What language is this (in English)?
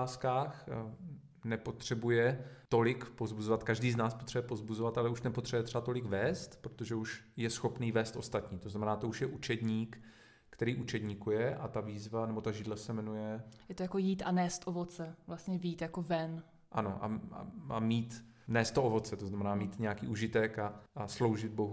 Czech